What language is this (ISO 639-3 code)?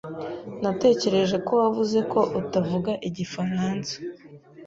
kin